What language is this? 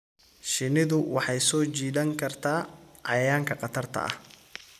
Somali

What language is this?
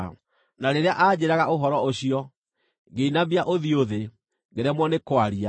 Kikuyu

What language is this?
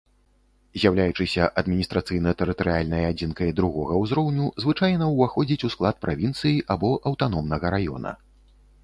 Belarusian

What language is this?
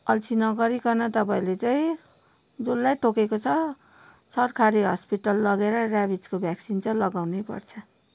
Nepali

